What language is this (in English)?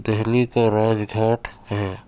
Urdu